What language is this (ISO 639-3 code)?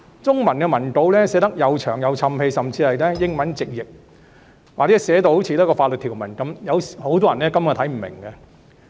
yue